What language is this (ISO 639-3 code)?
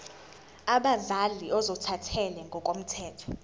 zul